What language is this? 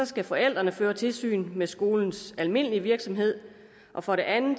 Danish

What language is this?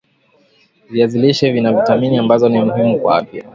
Swahili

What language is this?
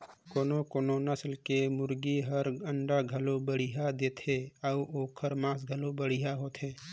Chhattisgarhi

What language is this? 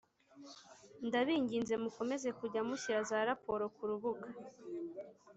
Kinyarwanda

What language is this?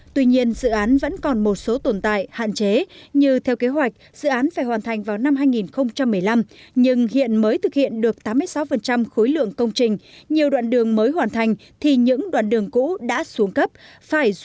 Vietnamese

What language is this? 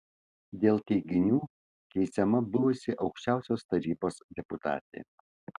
Lithuanian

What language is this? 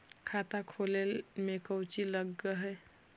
Magahi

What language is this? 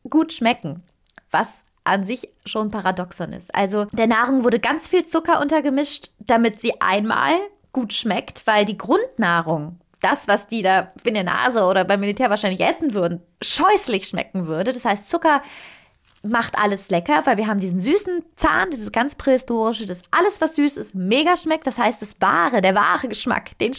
German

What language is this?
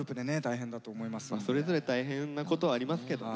Japanese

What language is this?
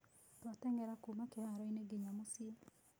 Kikuyu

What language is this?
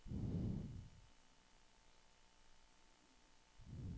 Danish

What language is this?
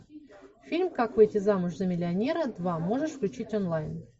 Russian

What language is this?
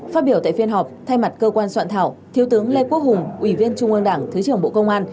Vietnamese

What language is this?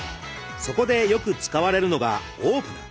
Japanese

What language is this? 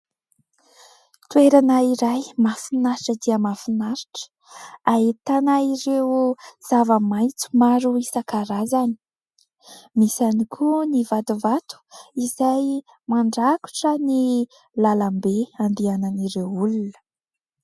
Malagasy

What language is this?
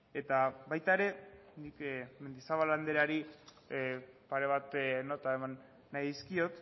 Basque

